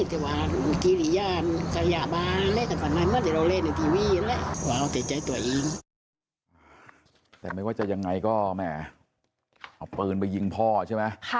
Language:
Thai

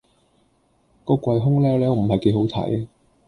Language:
Cantonese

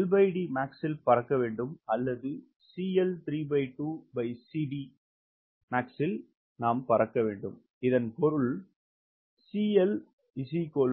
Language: Tamil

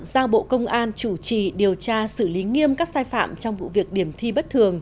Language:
Vietnamese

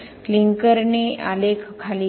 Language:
Marathi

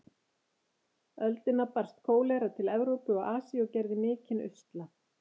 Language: Icelandic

